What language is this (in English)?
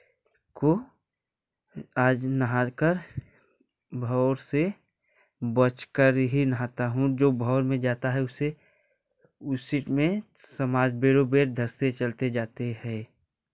Hindi